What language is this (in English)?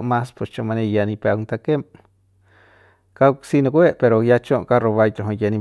Central Pame